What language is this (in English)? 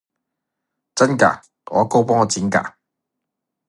Cantonese